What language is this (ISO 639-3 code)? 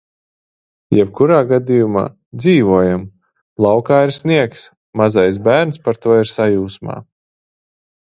lav